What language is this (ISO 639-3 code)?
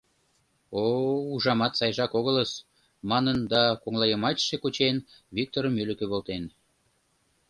chm